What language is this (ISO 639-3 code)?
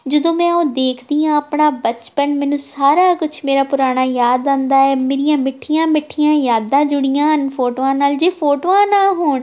pan